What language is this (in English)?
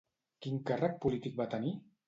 Catalan